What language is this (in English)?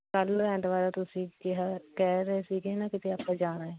Punjabi